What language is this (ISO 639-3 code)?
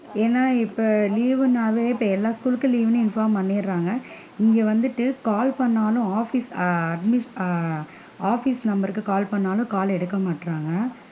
tam